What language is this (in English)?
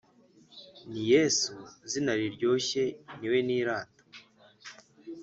Kinyarwanda